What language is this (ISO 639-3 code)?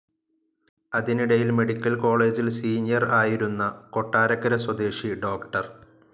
mal